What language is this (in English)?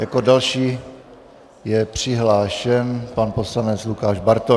Czech